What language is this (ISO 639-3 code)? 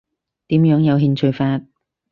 yue